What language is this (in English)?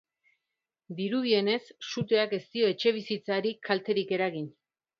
Basque